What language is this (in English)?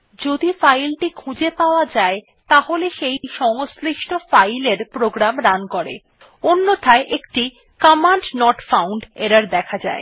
Bangla